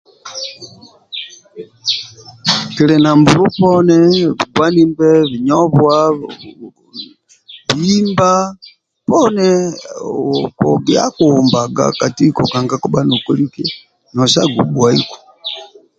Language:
Amba (Uganda)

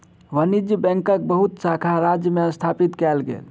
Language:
Maithili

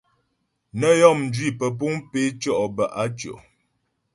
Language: Ghomala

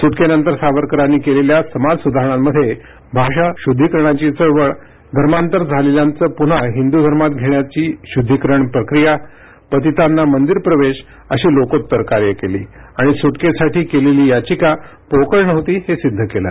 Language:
Marathi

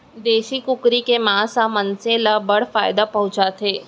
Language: Chhattisgarhi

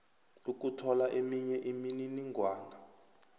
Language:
South Ndebele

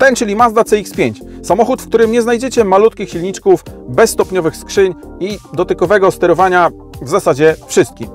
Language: Polish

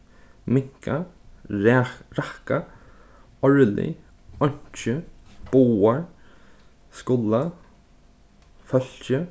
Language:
Faroese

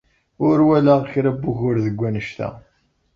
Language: Kabyle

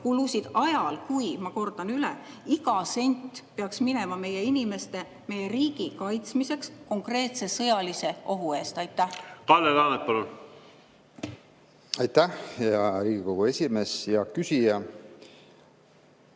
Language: Estonian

